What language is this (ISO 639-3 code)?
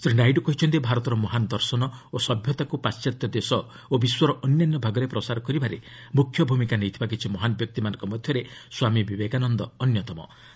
ori